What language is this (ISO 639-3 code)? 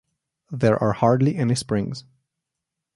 eng